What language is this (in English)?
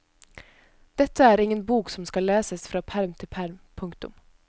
Norwegian